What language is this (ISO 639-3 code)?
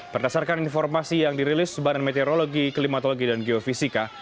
ind